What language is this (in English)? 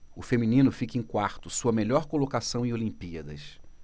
Portuguese